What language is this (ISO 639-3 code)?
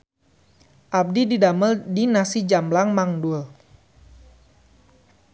sun